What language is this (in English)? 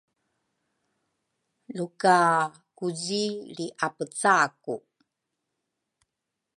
Rukai